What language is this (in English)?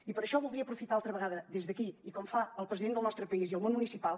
Catalan